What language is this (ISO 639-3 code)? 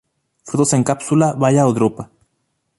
spa